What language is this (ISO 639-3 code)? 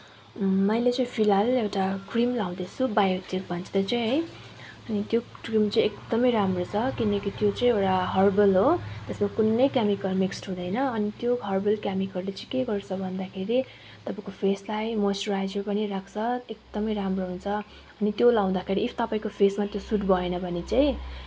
nep